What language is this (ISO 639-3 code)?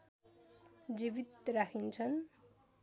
nep